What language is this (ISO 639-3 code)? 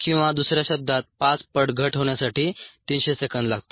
mar